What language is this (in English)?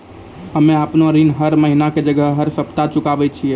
Maithili